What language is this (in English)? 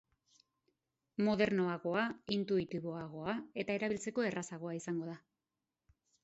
Basque